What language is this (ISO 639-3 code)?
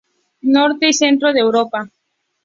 spa